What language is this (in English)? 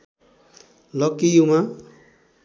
Nepali